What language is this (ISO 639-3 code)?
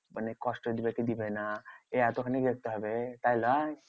ben